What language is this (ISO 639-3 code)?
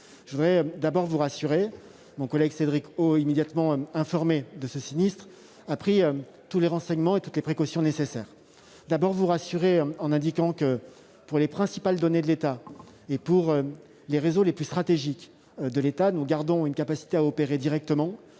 fra